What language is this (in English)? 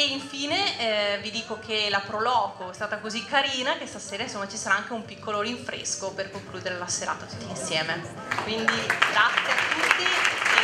Italian